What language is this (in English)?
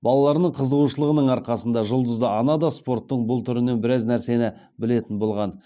Kazakh